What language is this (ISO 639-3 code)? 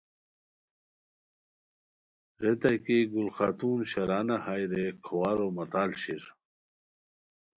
khw